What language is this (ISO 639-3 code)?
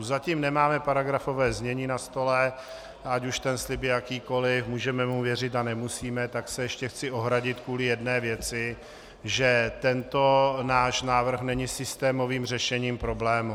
ces